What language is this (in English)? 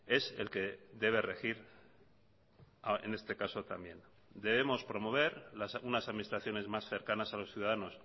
Spanish